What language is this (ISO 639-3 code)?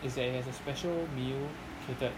eng